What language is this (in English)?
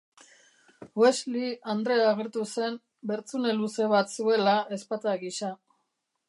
Basque